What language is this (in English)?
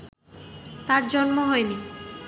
Bangla